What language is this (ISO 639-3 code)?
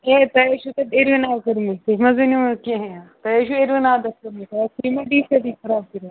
kas